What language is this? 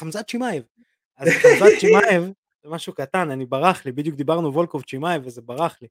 Hebrew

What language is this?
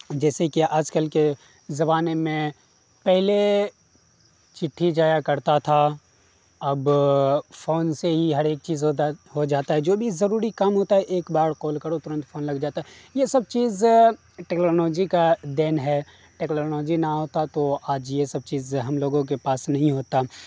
Urdu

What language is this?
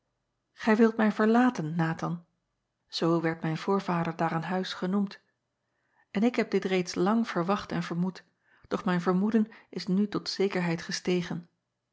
Dutch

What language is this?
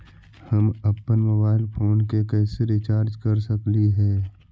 Magahi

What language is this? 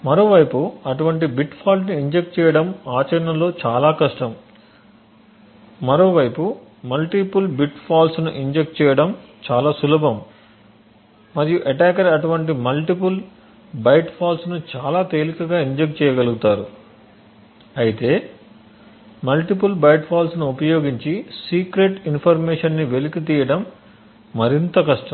Telugu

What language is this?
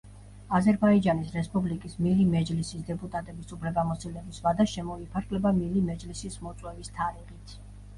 Georgian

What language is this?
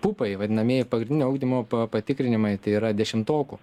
Lithuanian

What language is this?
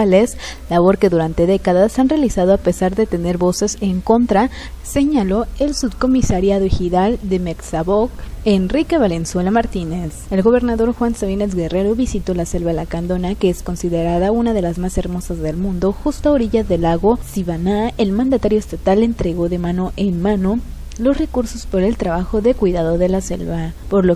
Spanish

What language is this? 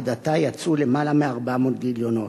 Hebrew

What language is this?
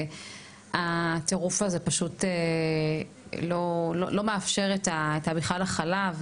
Hebrew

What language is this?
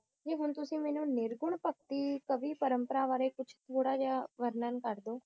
Punjabi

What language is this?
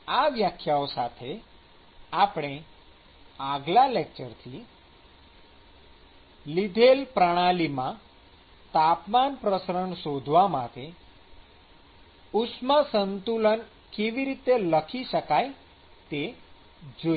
Gujarati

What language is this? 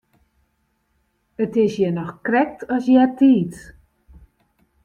Western Frisian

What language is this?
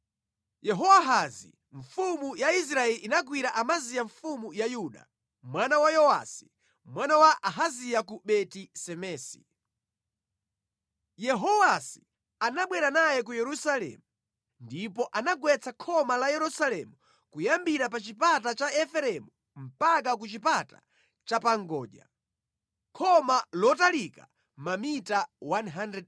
Nyanja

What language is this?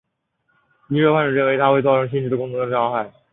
Chinese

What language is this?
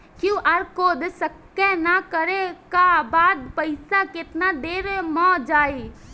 Bhojpuri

